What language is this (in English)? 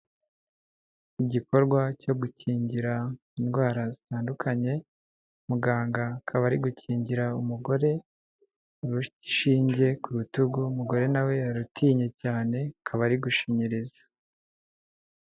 Kinyarwanda